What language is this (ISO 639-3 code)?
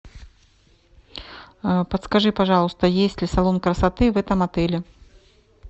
rus